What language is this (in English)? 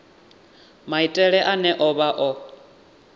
Venda